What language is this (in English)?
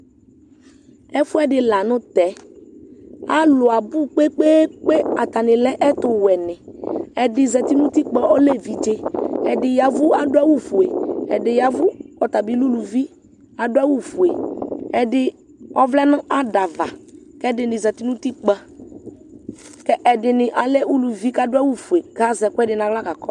Ikposo